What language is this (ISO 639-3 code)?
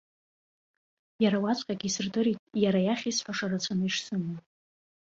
abk